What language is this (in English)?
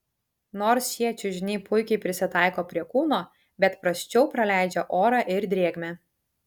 Lithuanian